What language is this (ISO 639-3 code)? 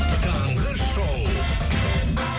kaz